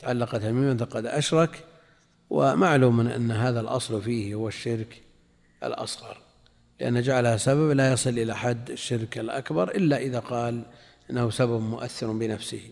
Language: Arabic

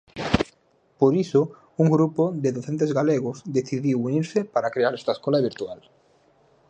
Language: Galician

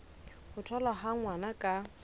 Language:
Southern Sotho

